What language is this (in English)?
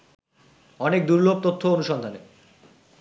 Bangla